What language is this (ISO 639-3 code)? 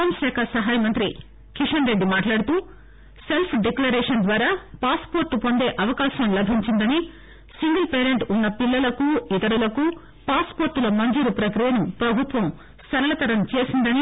tel